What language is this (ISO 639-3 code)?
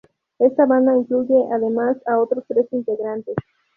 spa